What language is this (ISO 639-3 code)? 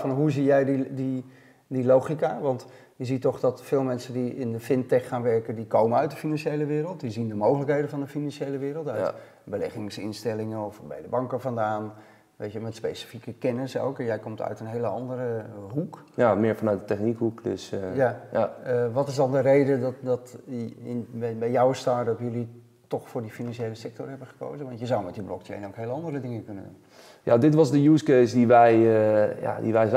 nld